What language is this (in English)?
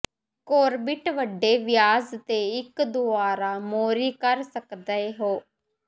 Punjabi